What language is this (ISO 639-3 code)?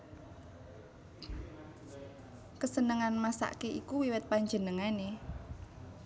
jav